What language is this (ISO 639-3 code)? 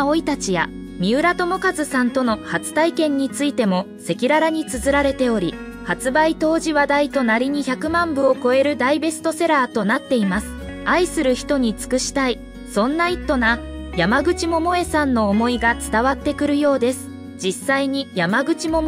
jpn